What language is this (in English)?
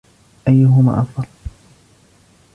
Arabic